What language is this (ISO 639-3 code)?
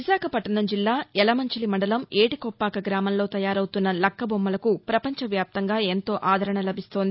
tel